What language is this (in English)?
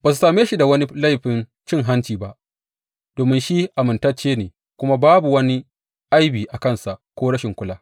Hausa